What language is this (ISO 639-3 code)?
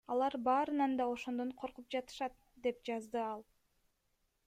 kir